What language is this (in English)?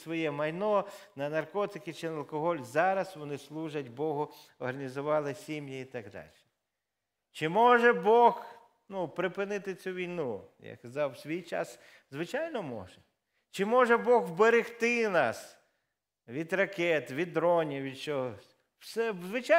Ukrainian